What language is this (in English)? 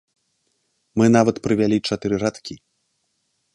Belarusian